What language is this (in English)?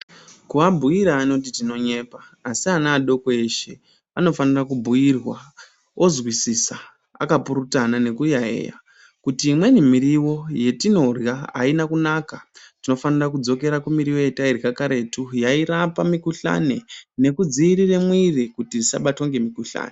Ndau